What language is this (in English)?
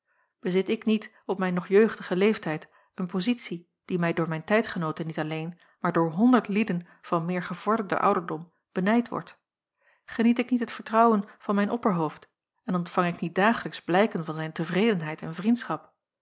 Dutch